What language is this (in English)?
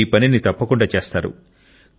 Telugu